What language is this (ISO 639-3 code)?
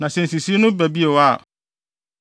aka